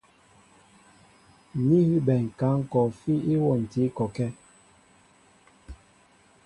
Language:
Mbo (Cameroon)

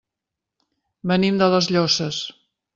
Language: Catalan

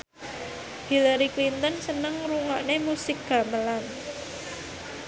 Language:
Javanese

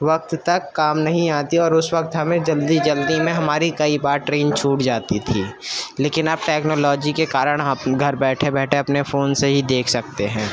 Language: Urdu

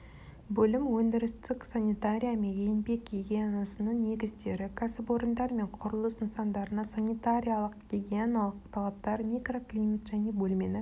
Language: Kazakh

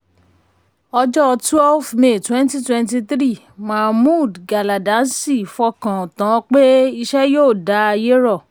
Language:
Yoruba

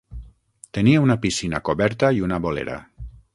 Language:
Catalan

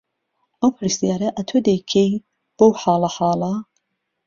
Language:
Central Kurdish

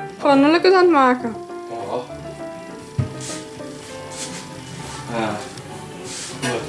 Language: Dutch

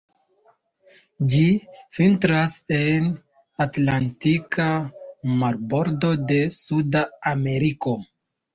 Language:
Esperanto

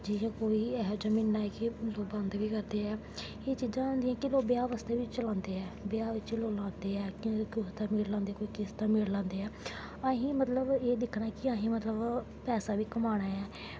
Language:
Dogri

